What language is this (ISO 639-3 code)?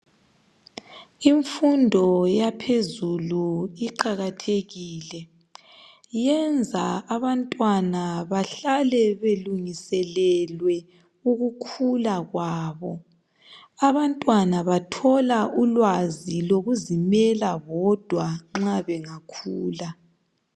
nde